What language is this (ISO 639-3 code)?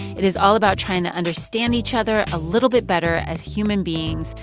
eng